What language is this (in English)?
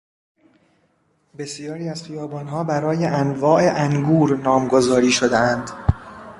Persian